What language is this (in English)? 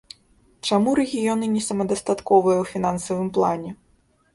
Belarusian